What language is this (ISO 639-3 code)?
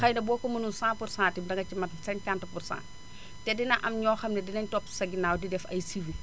wol